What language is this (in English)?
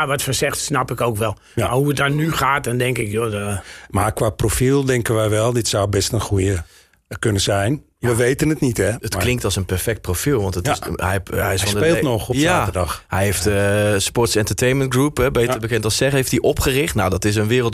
Dutch